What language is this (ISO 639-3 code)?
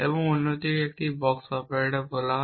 ben